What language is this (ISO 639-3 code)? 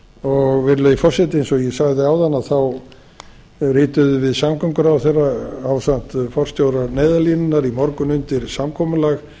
isl